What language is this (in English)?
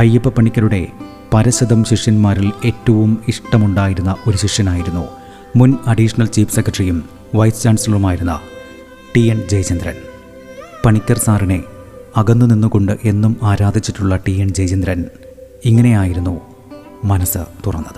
Malayalam